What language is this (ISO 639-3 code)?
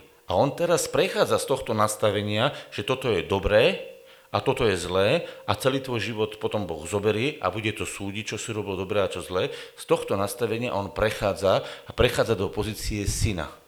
slk